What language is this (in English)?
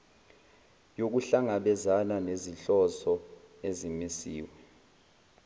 Zulu